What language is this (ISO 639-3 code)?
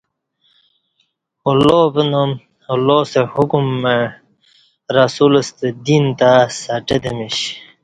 bsh